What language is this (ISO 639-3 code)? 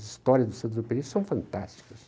por